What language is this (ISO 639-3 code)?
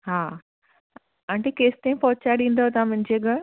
snd